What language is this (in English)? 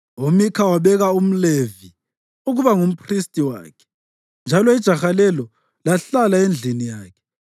North Ndebele